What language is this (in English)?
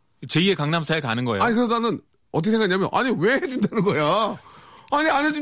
Korean